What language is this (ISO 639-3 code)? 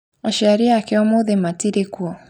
kik